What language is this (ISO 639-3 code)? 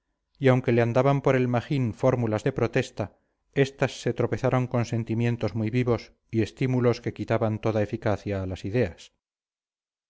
spa